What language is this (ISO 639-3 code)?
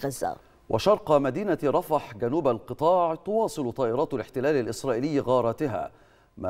ara